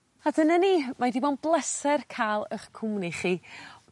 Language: Welsh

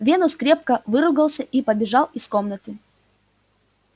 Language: Russian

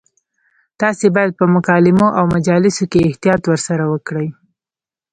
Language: Pashto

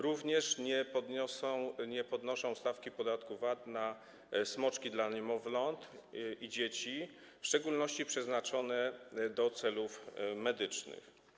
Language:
Polish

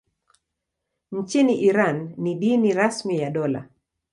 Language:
Swahili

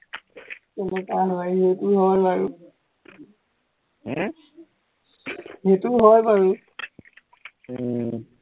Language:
Assamese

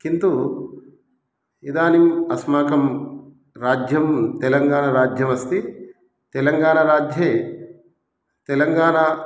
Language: Sanskrit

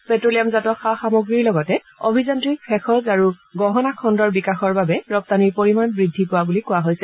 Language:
Assamese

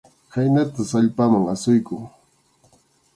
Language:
Arequipa-La Unión Quechua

